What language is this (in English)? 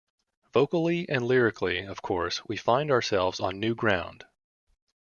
English